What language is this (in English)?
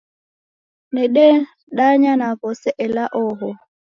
Taita